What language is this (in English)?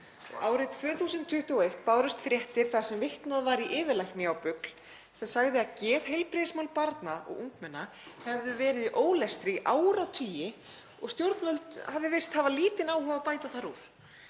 Icelandic